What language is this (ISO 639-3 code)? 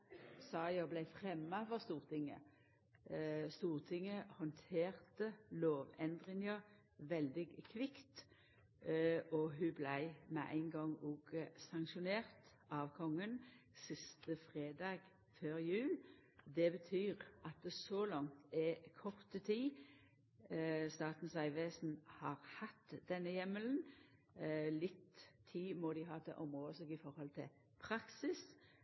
nno